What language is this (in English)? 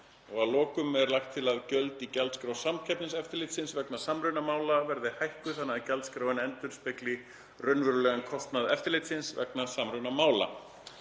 Icelandic